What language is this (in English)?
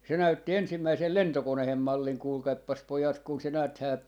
Finnish